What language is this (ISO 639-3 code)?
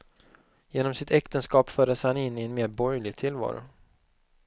swe